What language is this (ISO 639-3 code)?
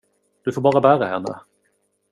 swe